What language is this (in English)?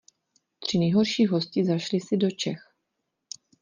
Czech